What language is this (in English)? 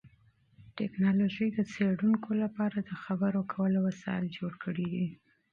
Pashto